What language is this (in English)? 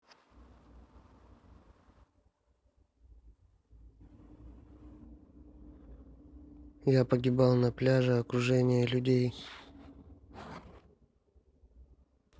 Russian